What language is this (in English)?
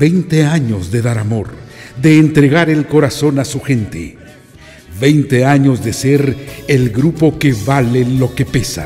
Spanish